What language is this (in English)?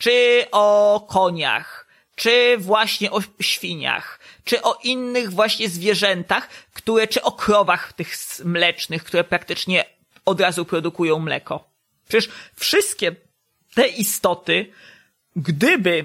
Polish